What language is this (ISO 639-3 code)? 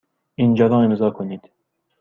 fas